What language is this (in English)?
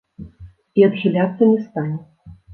Belarusian